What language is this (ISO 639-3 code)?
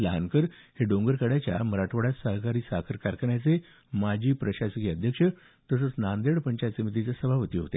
mar